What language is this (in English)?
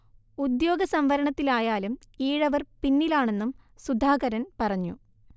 Malayalam